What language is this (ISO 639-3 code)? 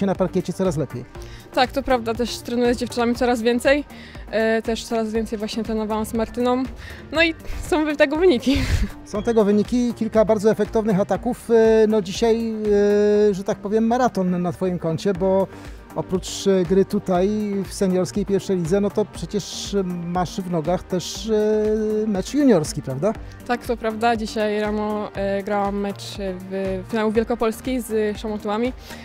pol